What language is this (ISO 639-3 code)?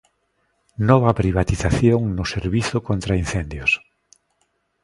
glg